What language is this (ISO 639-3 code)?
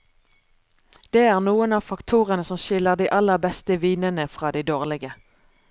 nor